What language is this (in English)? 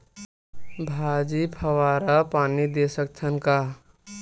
Chhattisgarhi